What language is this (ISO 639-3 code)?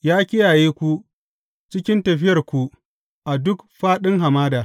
hau